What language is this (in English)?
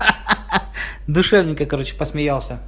Russian